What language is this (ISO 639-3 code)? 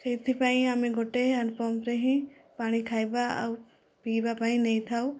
ori